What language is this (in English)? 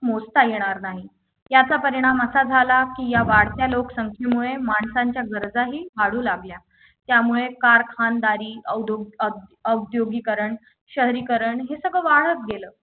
Marathi